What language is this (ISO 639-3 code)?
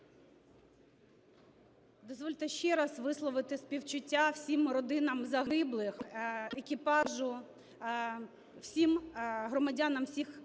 ukr